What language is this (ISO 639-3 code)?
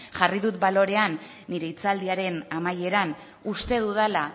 eus